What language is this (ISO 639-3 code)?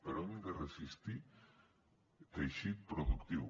cat